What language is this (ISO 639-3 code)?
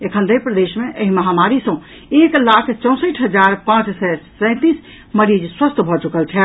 mai